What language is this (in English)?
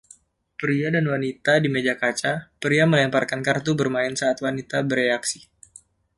Indonesian